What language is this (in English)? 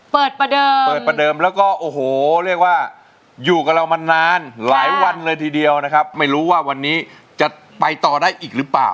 Thai